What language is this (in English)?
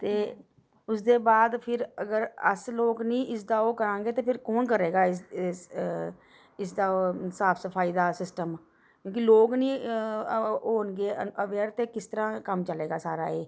Dogri